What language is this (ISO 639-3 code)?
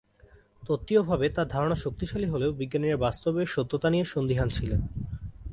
ben